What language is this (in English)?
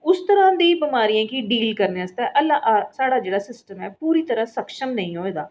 Dogri